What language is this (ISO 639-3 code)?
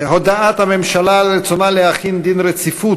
heb